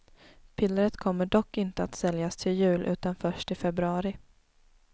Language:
Swedish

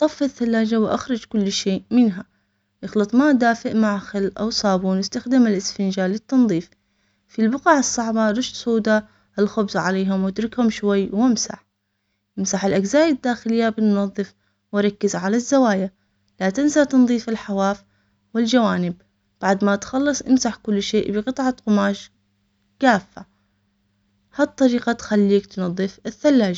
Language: Omani Arabic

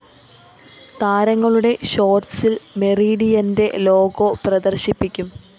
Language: Malayalam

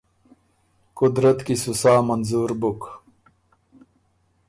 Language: Ormuri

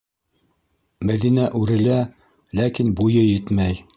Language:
Bashkir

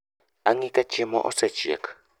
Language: Luo (Kenya and Tanzania)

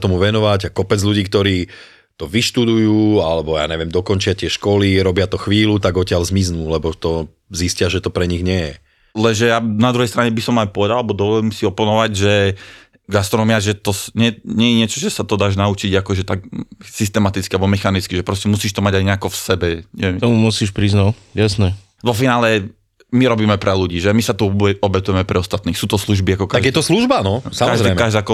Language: Slovak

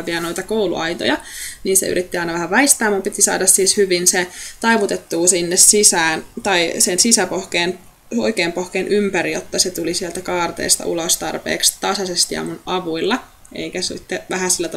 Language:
Finnish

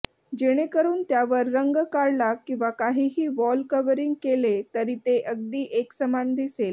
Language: Marathi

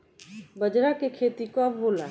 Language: Bhojpuri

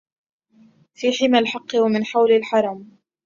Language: Arabic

